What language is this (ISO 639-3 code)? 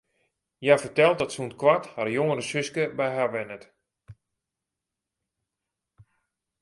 fry